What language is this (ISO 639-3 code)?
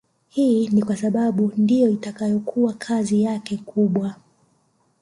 swa